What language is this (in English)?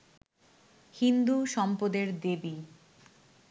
Bangla